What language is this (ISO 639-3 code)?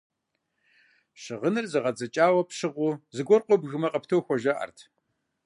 kbd